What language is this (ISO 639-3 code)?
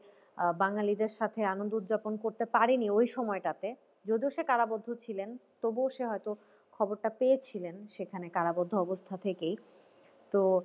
ben